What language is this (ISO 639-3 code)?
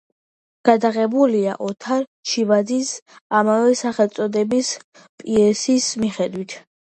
kat